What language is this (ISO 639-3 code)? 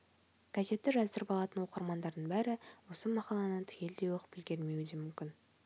kaz